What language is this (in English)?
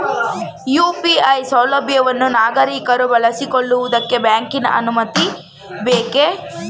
Kannada